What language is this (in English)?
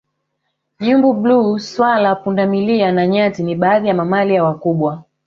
Swahili